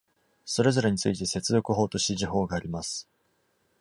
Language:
Japanese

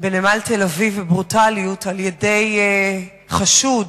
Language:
Hebrew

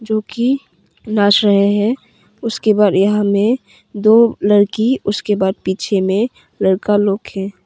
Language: Hindi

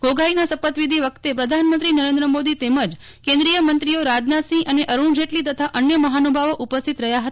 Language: Gujarati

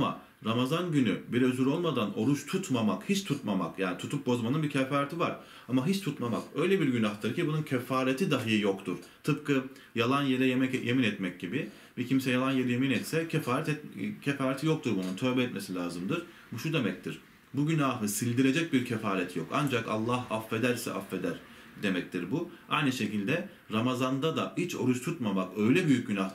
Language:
Turkish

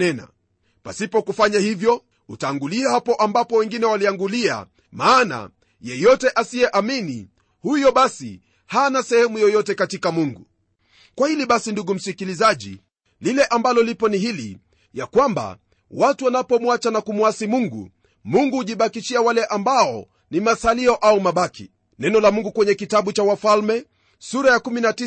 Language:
Swahili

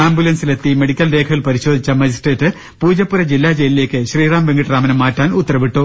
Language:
Malayalam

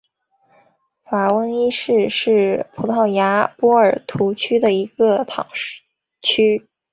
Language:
Chinese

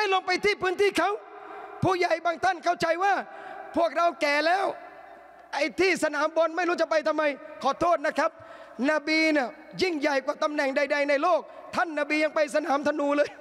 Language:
Thai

